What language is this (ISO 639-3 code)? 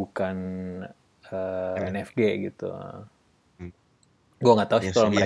ind